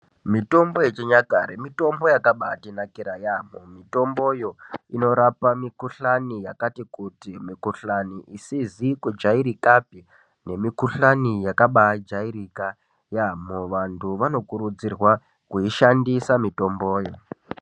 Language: Ndau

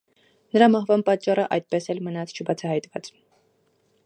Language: Armenian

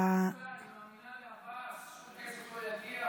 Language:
Hebrew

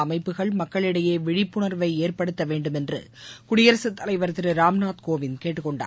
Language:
Tamil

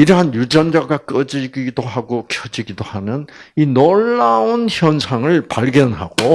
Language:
Korean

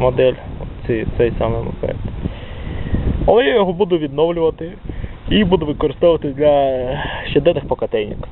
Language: Russian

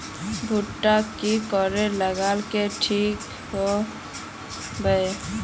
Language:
Magahi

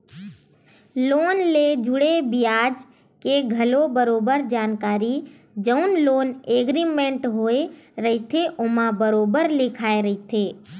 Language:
Chhattisgarhi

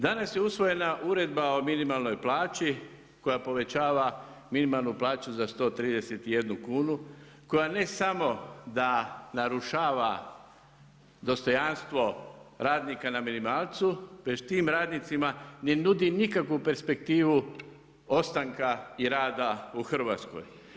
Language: Croatian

